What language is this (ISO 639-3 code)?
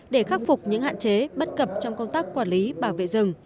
vie